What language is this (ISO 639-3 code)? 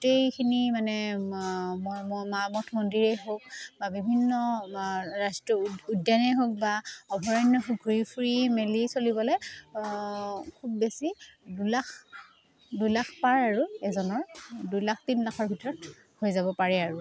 asm